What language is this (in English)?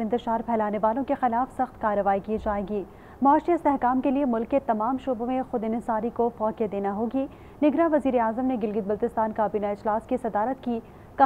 Hindi